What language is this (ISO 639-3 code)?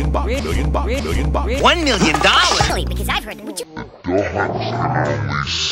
eng